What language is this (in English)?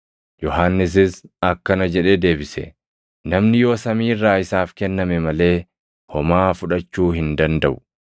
Oromo